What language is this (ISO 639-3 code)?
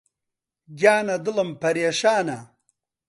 ckb